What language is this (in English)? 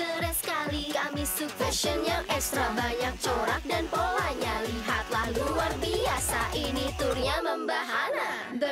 Indonesian